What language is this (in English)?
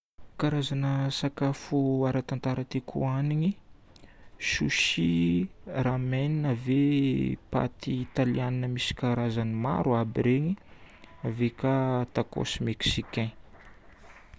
Northern Betsimisaraka Malagasy